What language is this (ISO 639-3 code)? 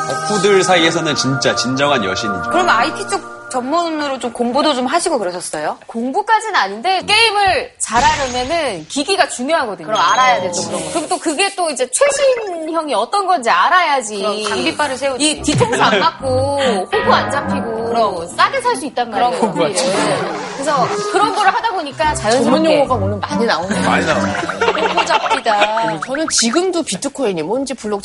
kor